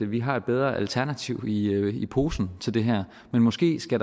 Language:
Danish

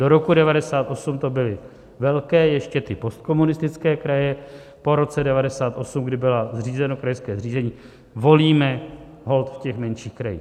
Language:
Czech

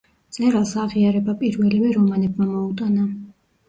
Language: Georgian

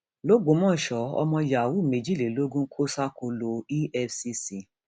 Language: Yoruba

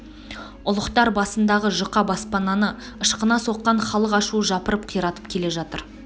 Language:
Kazakh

